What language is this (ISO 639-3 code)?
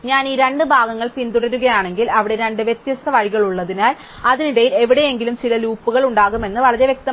mal